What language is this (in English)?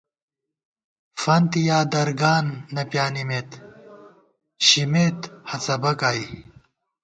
Gawar-Bati